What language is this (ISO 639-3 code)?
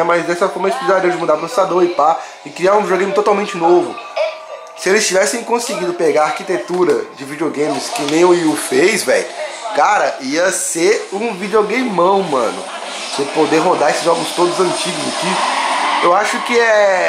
por